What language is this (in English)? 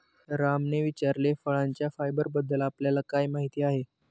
Marathi